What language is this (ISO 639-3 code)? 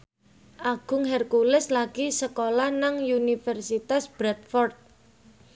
jav